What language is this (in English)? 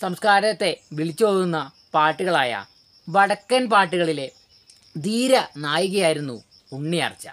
Malayalam